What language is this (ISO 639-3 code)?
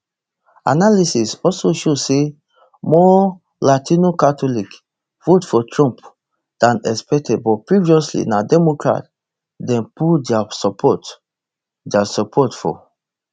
pcm